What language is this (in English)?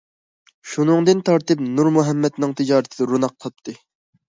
Uyghur